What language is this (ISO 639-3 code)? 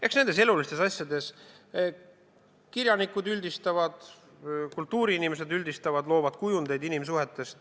est